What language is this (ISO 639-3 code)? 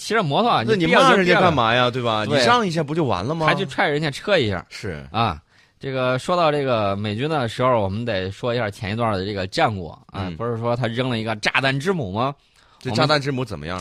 zho